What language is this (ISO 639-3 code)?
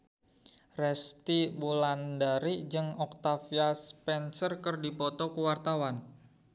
sun